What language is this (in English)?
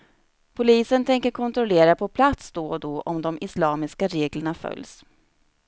Swedish